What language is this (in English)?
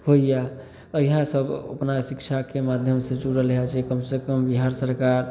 Maithili